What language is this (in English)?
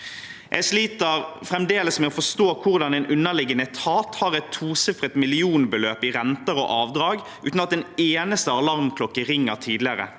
Norwegian